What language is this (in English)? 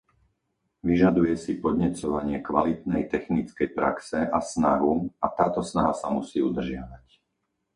Slovak